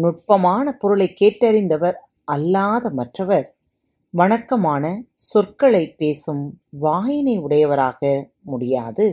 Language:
Tamil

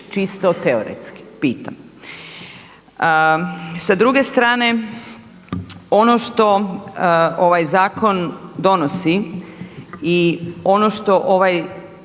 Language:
Croatian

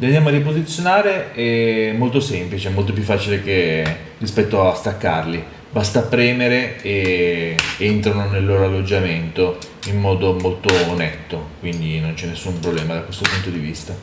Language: Italian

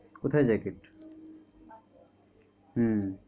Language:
Bangla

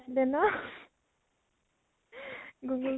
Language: Assamese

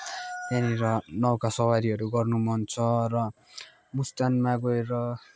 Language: Nepali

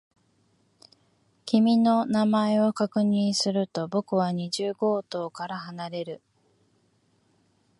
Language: Japanese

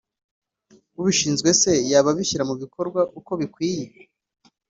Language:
Kinyarwanda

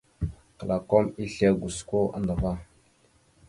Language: Mada (Cameroon)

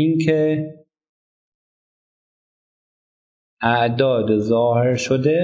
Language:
Persian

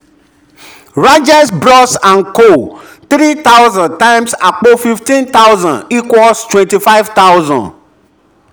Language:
Yoruba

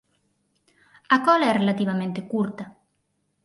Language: Galician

